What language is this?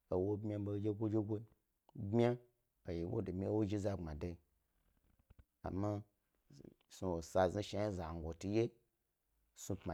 Gbari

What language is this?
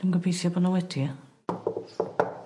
Welsh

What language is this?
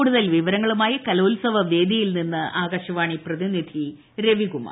Malayalam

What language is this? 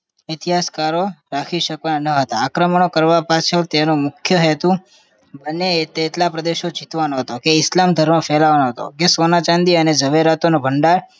Gujarati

